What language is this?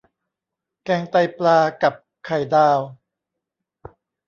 Thai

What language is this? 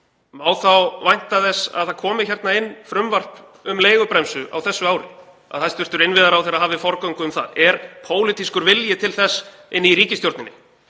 Icelandic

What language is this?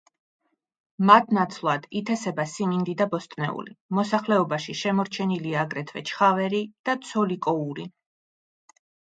Georgian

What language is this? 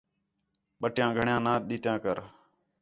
Khetrani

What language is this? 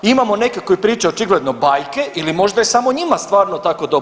Croatian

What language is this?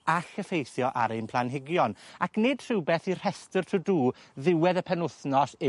Welsh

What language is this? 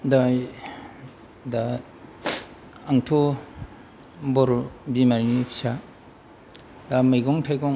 Bodo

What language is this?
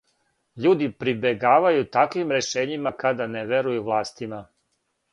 Serbian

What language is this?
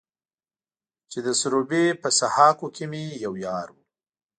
Pashto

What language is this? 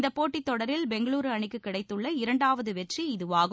Tamil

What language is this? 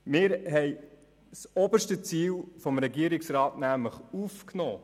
Swiss German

